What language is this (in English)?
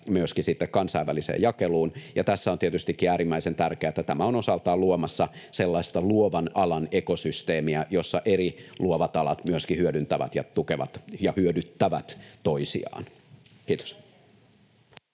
Finnish